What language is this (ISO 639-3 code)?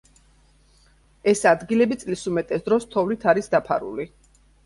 kat